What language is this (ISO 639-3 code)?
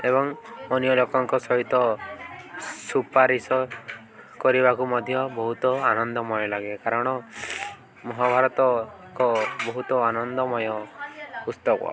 ori